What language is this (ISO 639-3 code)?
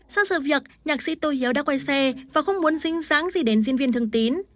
vie